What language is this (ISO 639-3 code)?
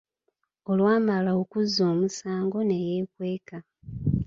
lug